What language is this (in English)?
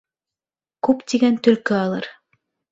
Bashkir